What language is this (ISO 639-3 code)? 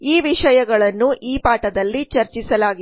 kan